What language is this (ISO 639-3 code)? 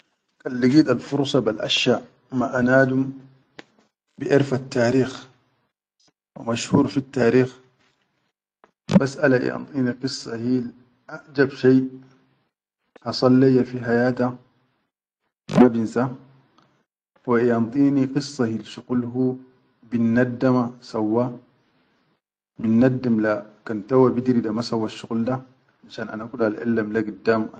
shu